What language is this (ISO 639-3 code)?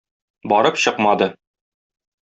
tat